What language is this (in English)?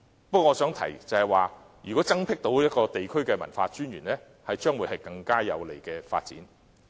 Cantonese